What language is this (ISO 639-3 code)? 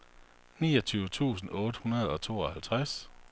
dan